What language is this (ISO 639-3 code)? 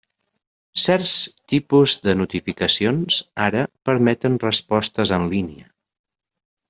cat